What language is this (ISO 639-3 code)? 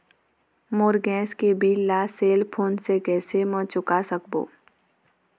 hne